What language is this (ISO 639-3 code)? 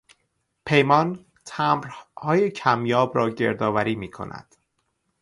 fas